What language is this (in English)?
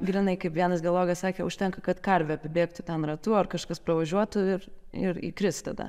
Lithuanian